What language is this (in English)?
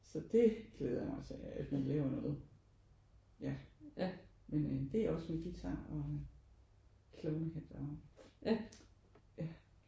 Danish